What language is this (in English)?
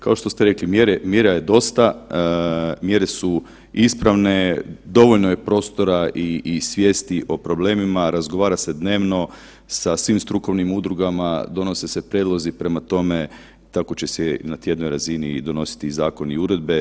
Croatian